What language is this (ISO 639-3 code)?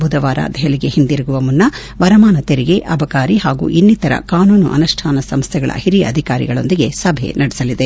kan